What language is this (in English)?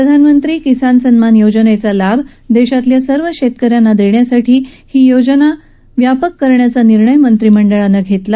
Marathi